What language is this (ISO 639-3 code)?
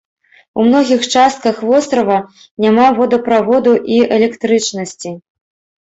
bel